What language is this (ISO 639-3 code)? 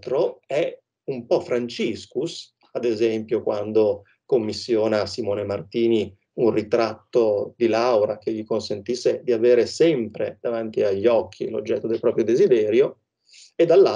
ita